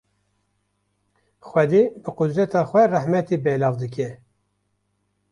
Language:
Kurdish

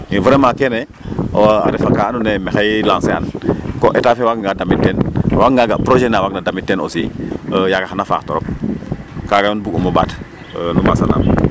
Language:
Serer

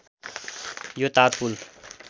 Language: Nepali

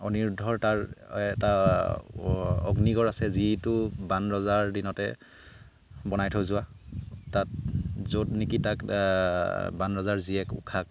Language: Assamese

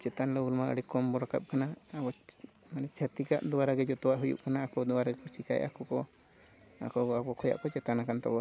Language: Santali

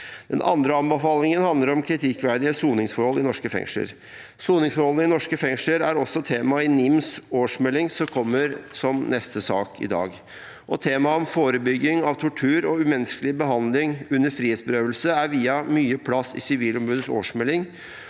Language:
Norwegian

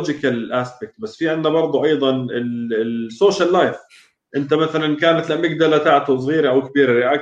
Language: Arabic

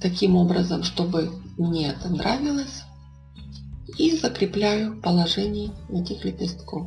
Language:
Russian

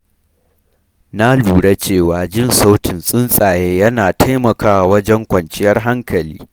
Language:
Hausa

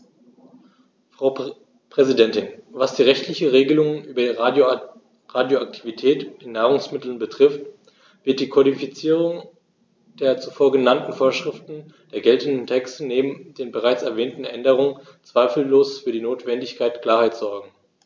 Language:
German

